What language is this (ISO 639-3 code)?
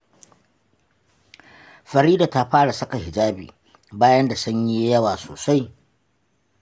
hau